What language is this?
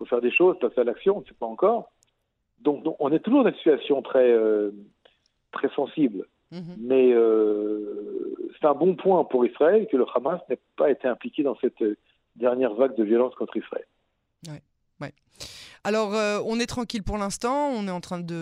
French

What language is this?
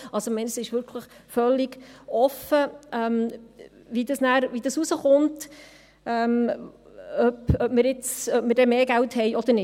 Swiss German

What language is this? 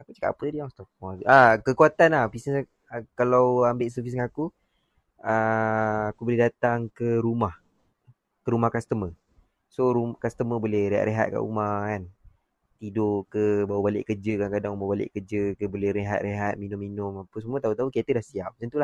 Malay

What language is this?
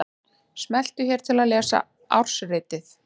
Icelandic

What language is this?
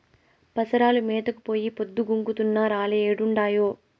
Telugu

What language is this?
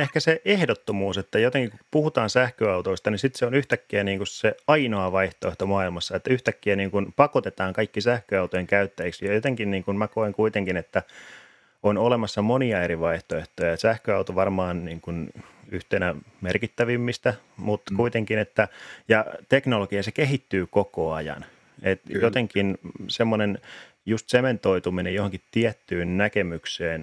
Finnish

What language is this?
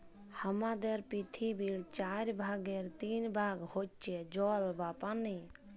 Bangla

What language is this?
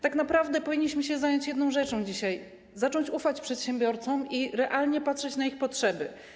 Polish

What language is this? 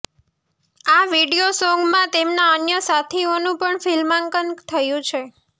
Gujarati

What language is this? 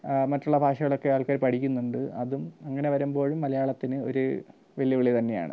Malayalam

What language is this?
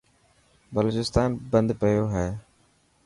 Dhatki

